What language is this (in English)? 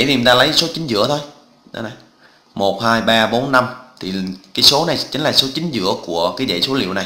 Vietnamese